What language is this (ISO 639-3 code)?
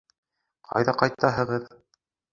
bak